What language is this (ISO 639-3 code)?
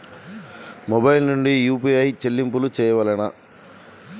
tel